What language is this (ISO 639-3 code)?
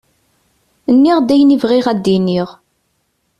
kab